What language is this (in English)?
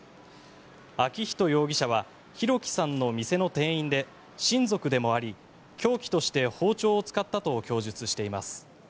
Japanese